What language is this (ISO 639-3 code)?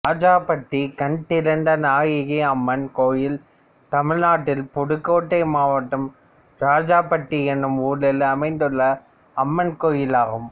tam